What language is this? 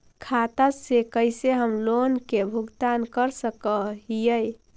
Magahi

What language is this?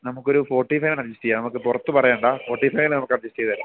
Malayalam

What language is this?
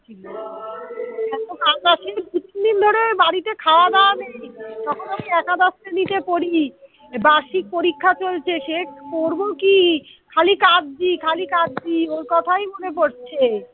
Bangla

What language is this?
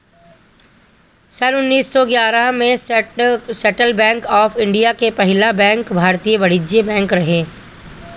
Bhojpuri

